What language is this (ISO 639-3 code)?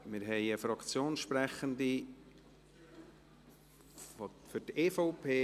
gsw